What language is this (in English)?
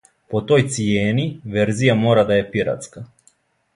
Serbian